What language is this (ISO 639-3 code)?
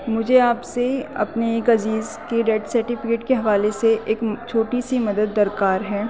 urd